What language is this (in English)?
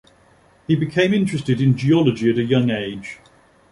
English